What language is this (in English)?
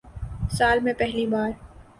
Urdu